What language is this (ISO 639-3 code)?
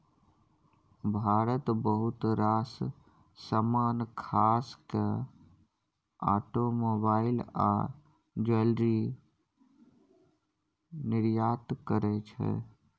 mai